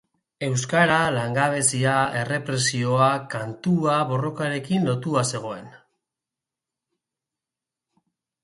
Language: Basque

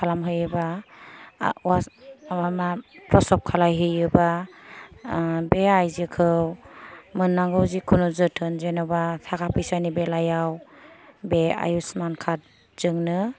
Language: Bodo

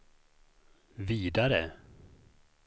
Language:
Swedish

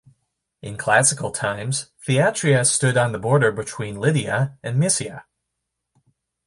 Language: English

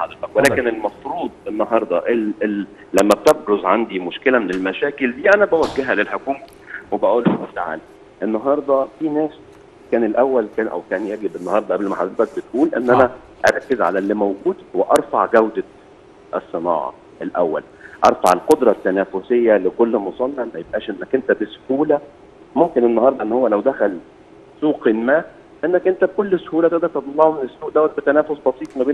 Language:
Arabic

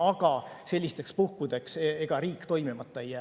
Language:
Estonian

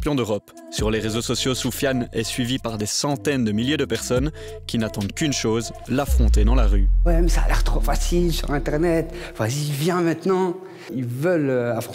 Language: French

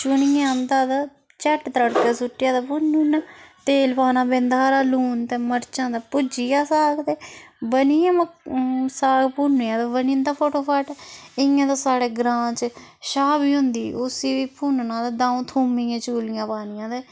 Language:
Dogri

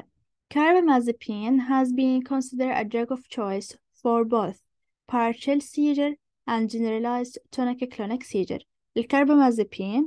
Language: Arabic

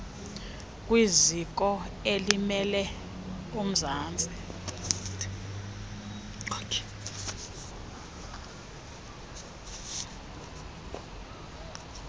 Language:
Xhosa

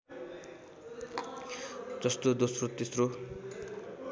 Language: Nepali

